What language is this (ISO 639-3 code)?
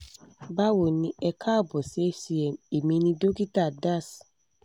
yor